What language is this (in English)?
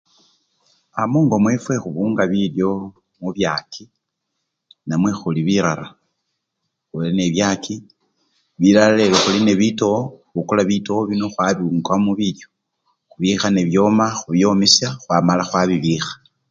Luyia